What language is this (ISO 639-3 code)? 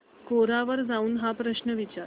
mar